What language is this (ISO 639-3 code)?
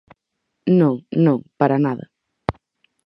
glg